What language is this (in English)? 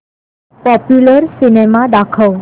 Marathi